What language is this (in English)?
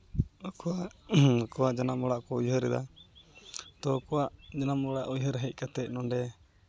Santali